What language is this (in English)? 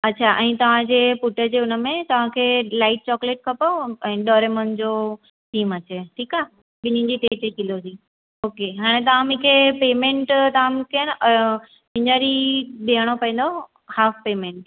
Sindhi